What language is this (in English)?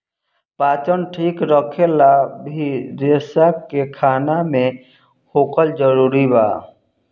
Bhojpuri